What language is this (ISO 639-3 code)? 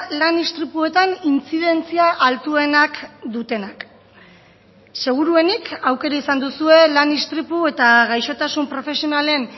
eus